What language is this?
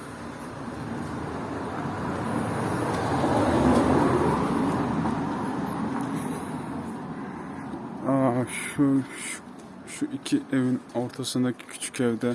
Turkish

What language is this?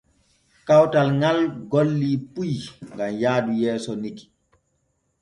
Borgu Fulfulde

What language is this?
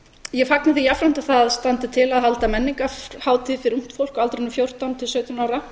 Icelandic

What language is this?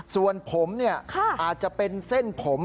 Thai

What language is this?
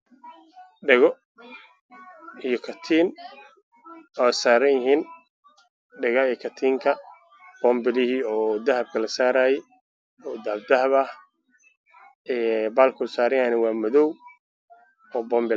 Somali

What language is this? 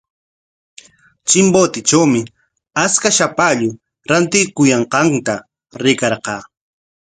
Corongo Ancash Quechua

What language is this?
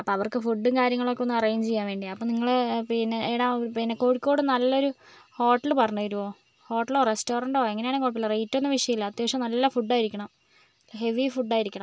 Malayalam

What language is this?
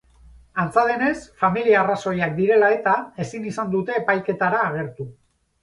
Basque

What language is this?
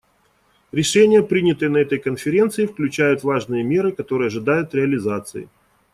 Russian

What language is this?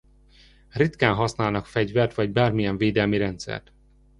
Hungarian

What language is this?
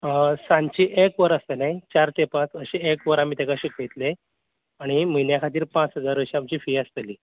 Konkani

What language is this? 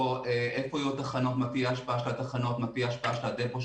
Hebrew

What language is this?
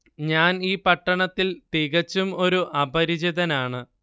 Malayalam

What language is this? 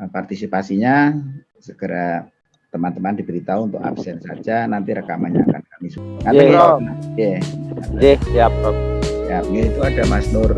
Indonesian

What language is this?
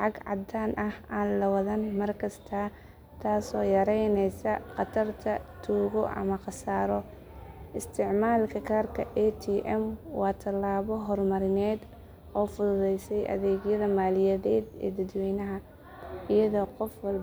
Somali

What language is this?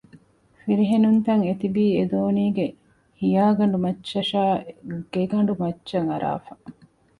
Divehi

